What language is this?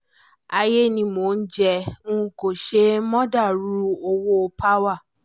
Yoruba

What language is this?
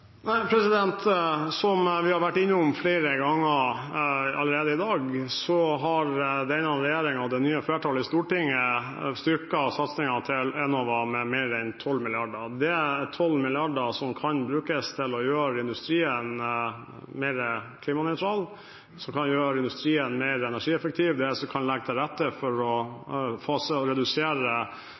Norwegian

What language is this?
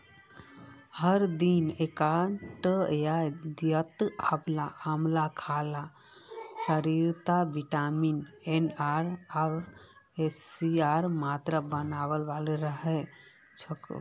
Magahi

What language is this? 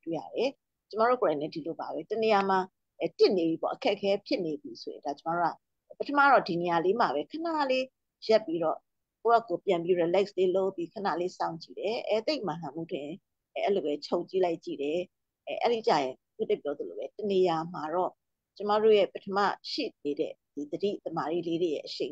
Thai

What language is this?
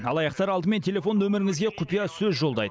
Kazakh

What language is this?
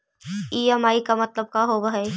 Magahi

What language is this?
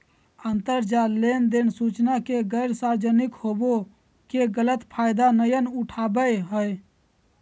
Magahi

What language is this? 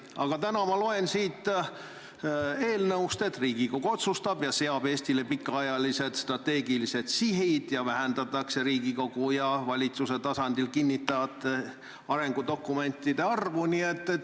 Estonian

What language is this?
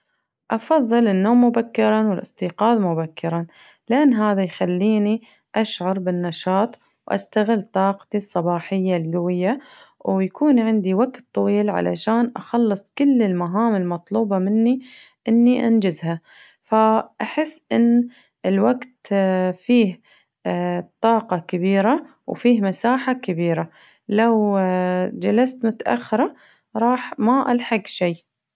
Najdi Arabic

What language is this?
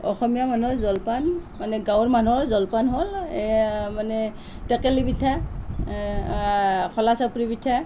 Assamese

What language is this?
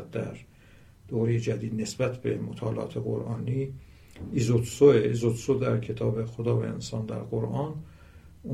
Persian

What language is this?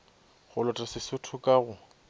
Northern Sotho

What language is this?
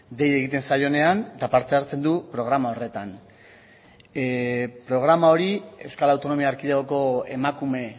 Basque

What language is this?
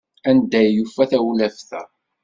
Kabyle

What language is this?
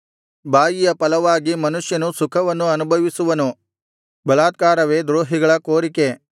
Kannada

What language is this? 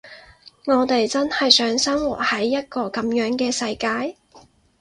Cantonese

